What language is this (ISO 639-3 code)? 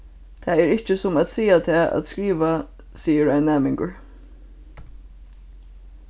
fao